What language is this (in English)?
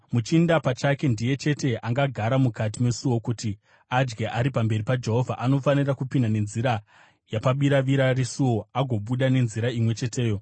Shona